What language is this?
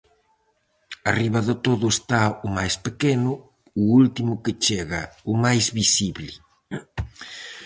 Galician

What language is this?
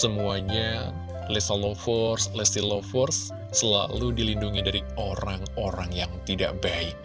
Indonesian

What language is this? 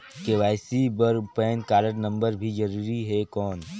Chhattisgarhi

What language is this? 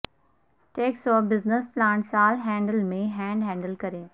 Urdu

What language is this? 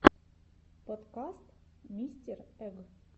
Russian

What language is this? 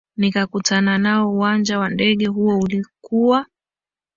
Swahili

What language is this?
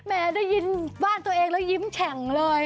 Thai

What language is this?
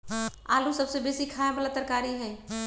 Magahi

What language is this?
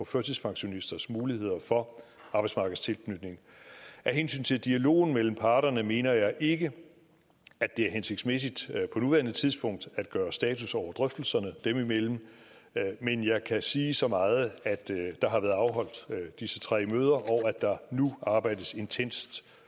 Danish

